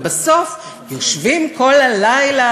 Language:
Hebrew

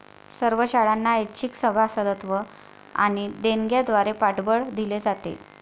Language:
Marathi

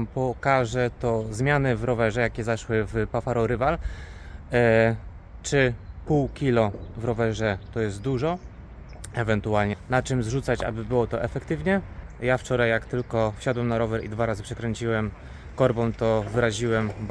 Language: Polish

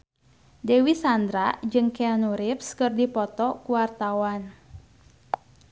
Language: Sundanese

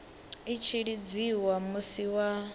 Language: Venda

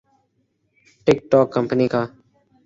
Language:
Urdu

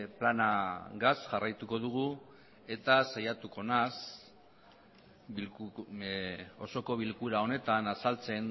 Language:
Basque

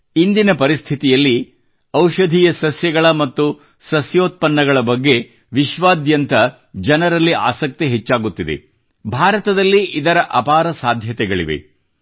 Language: Kannada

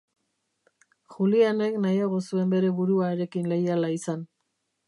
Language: Basque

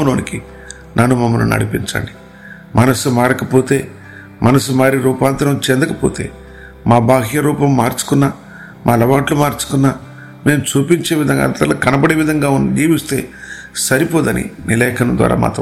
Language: Telugu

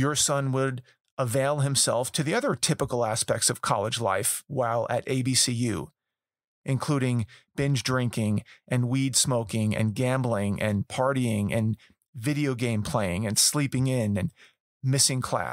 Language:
English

